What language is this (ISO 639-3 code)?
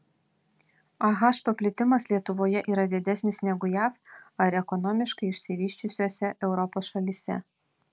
lit